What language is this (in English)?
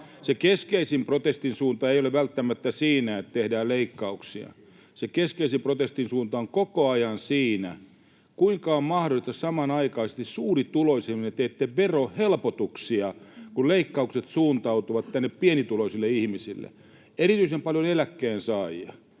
Finnish